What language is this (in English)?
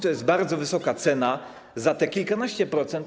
Polish